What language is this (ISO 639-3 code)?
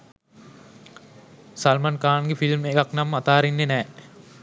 sin